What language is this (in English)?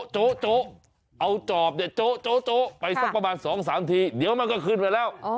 Thai